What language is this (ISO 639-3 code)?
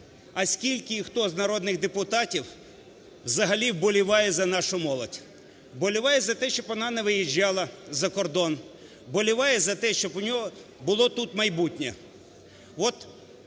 ukr